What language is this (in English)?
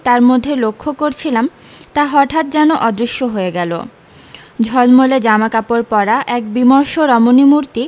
Bangla